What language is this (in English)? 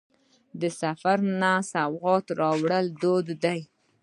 Pashto